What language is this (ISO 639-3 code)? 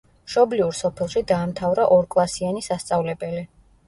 kat